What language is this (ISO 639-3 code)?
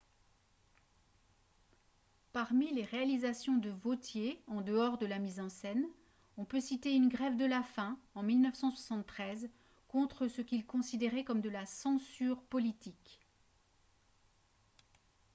fra